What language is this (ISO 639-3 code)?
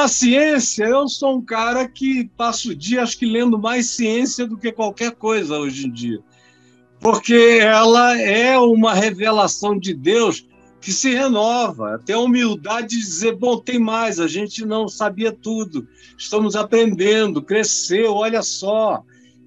por